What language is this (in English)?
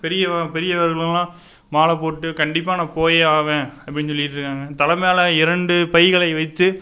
Tamil